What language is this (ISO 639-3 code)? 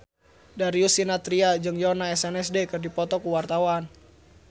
sun